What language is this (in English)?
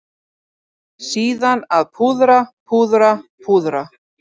Icelandic